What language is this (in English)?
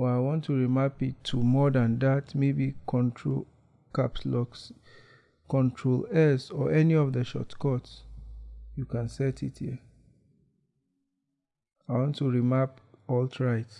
English